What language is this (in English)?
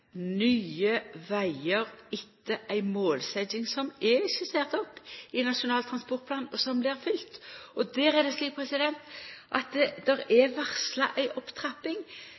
Norwegian Nynorsk